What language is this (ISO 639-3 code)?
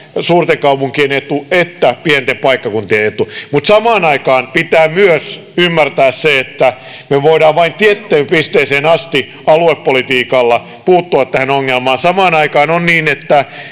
fin